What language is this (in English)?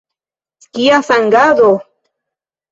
Esperanto